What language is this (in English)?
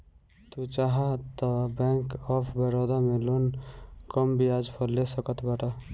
Bhojpuri